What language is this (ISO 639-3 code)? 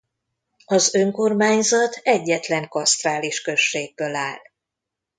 hun